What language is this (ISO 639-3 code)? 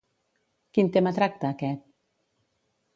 cat